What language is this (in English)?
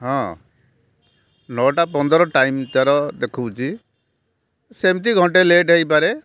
Odia